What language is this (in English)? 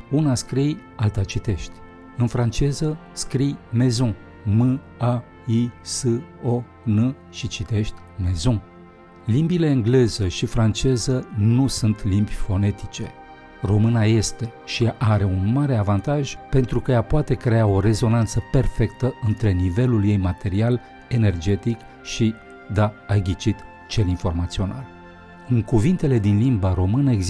Romanian